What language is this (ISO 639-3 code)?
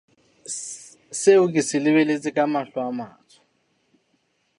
sot